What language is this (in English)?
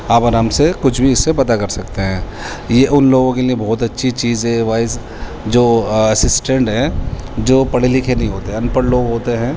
Urdu